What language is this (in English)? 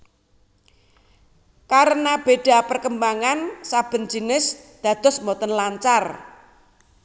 Javanese